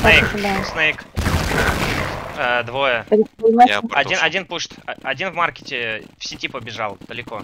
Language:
Russian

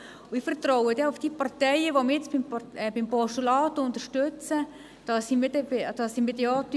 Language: Swiss German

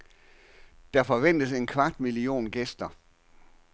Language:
Danish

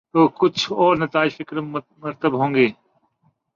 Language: Urdu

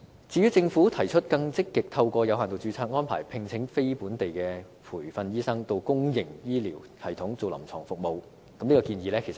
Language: Cantonese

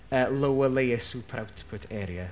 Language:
Welsh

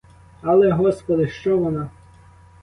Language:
Ukrainian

